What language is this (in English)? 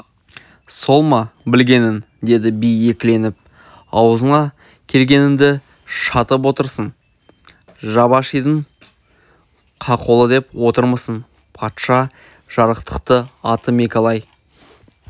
Kazakh